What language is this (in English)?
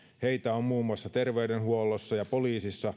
Finnish